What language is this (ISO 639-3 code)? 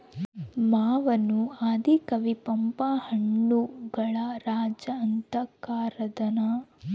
kan